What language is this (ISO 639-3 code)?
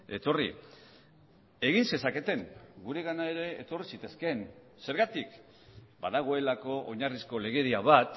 eus